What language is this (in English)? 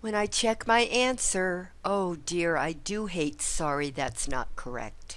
English